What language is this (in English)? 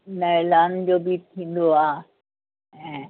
Sindhi